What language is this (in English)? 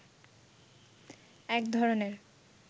Bangla